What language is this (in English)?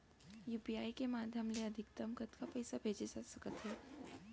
Chhattisgarhi